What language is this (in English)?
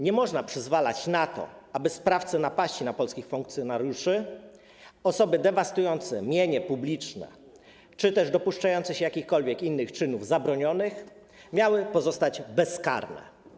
Polish